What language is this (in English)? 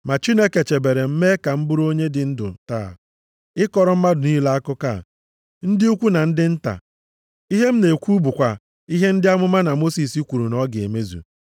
Igbo